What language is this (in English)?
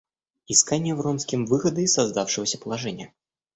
Russian